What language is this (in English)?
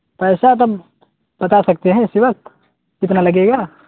Urdu